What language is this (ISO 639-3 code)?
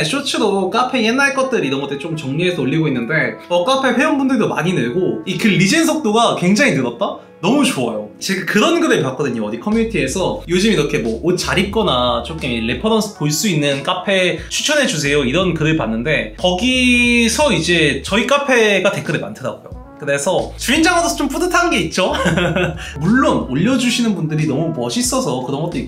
kor